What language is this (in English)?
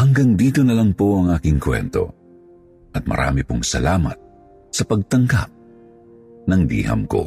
Filipino